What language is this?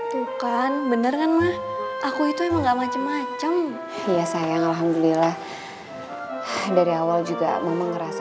Indonesian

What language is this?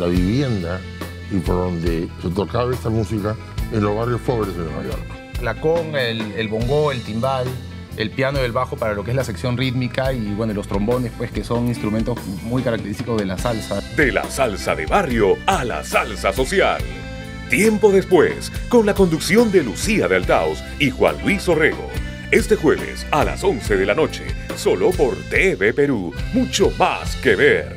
Spanish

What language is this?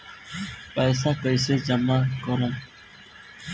Bhojpuri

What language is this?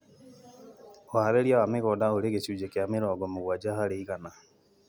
Kikuyu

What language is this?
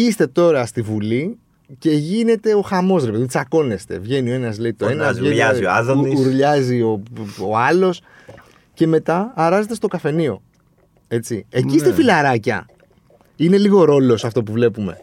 Greek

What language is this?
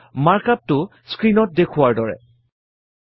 Assamese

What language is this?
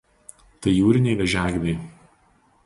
Lithuanian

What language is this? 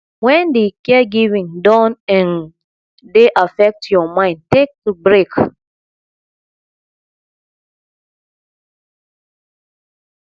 Nigerian Pidgin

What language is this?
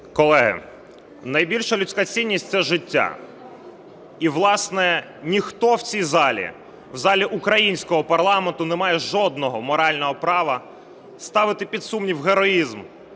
Ukrainian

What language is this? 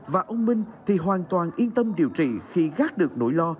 Vietnamese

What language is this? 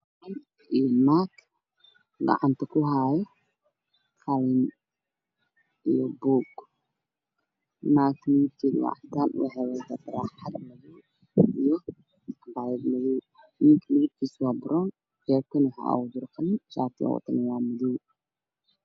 Somali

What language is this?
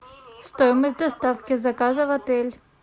Russian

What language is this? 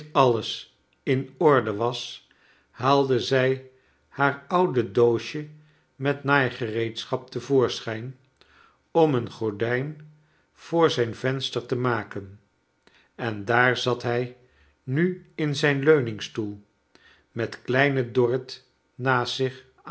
Dutch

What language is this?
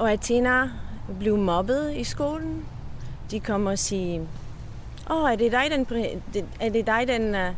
Danish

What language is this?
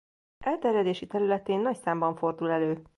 Hungarian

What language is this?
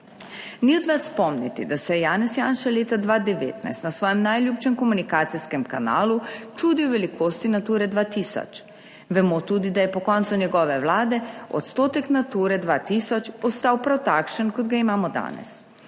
Slovenian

